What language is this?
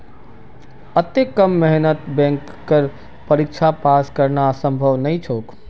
Magahi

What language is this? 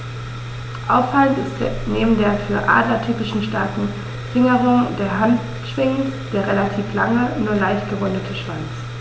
German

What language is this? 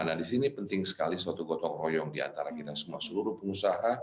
Indonesian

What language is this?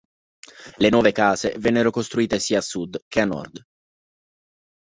Italian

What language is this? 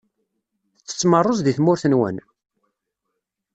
Kabyle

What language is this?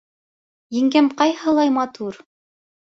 Bashkir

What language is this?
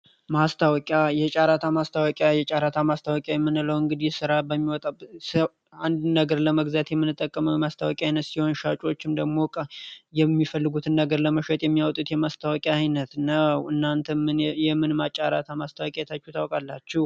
Amharic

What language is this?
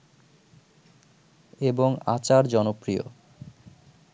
Bangla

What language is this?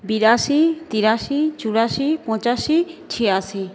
Bangla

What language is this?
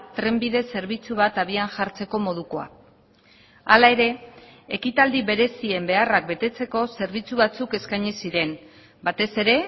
Basque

